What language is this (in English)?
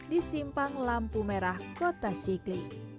Indonesian